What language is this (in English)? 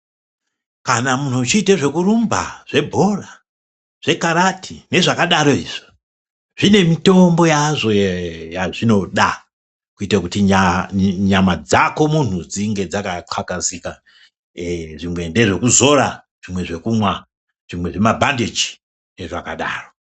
Ndau